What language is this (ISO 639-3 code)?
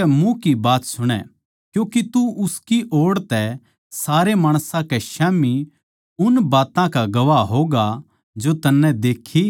bgc